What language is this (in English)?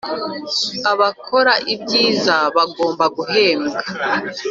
Kinyarwanda